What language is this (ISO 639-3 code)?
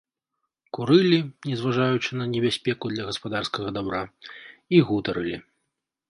bel